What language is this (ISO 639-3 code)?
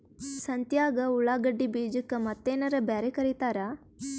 kan